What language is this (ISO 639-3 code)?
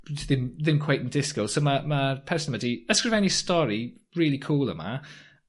cym